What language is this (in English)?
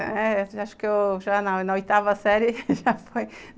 Portuguese